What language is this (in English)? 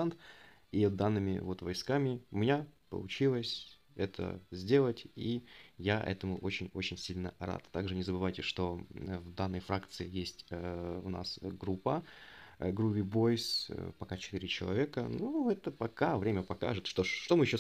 Russian